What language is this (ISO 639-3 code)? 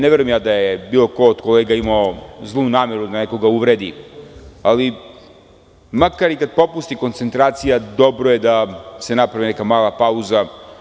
srp